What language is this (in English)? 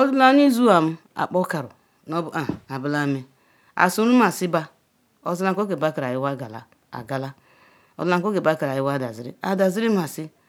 Ikwere